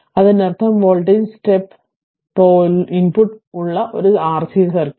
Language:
Malayalam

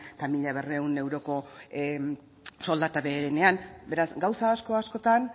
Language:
Basque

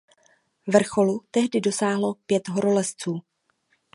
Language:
Czech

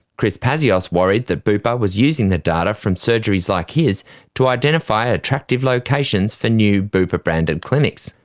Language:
English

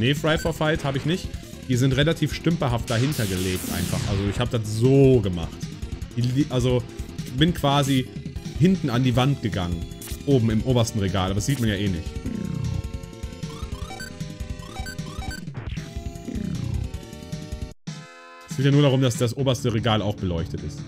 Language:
German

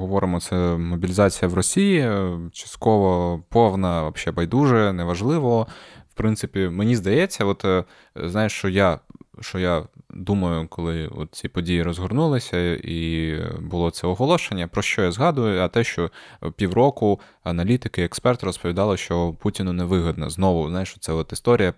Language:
Ukrainian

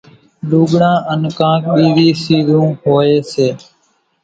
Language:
Kachi Koli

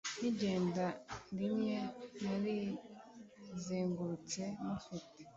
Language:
Kinyarwanda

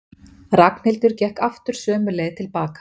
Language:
Icelandic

